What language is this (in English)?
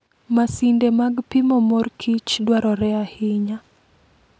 Luo (Kenya and Tanzania)